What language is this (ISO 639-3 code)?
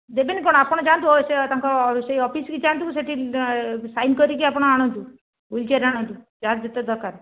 ori